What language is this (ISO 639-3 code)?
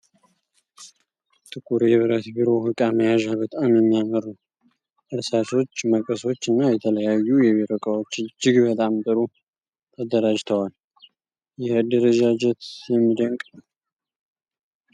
amh